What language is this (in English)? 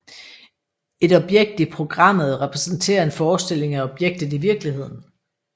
Danish